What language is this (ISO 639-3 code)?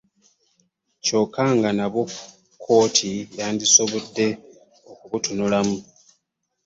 lug